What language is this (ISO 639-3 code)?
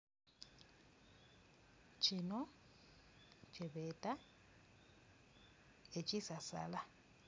xog